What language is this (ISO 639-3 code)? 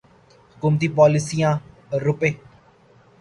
urd